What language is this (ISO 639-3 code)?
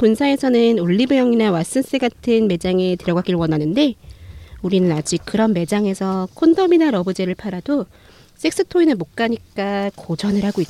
kor